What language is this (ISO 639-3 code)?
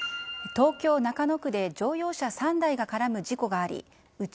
jpn